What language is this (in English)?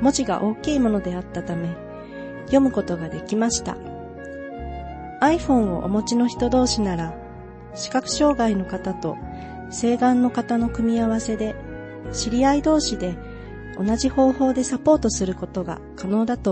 Japanese